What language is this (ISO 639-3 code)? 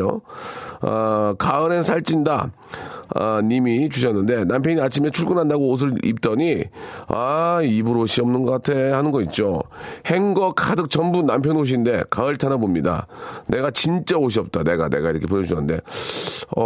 kor